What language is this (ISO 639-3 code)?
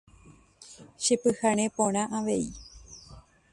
grn